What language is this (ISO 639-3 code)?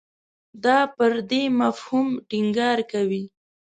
pus